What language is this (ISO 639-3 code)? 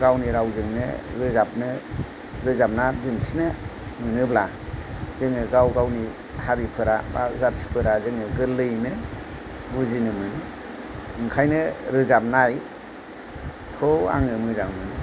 brx